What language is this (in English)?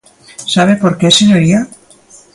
Galician